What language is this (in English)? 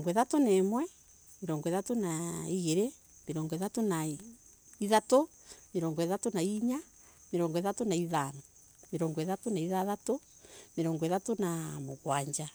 Embu